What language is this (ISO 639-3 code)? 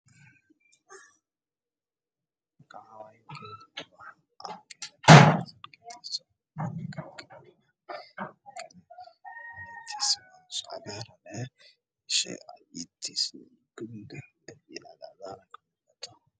som